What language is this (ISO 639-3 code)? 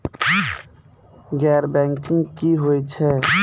mai